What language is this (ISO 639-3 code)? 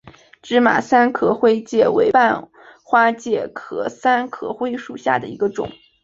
zho